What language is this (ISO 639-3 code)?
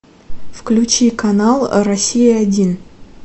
rus